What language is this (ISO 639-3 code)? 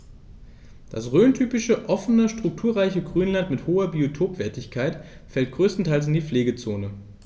deu